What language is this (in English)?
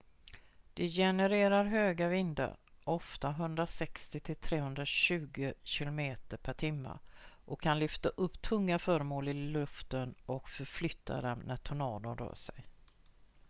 Swedish